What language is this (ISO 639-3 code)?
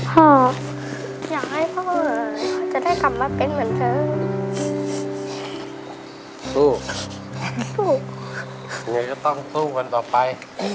tha